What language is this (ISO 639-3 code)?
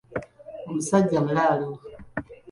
lug